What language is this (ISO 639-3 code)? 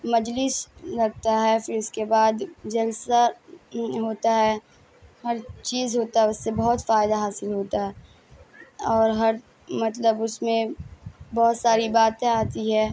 urd